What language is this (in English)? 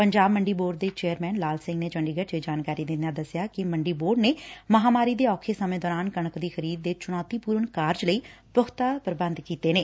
Punjabi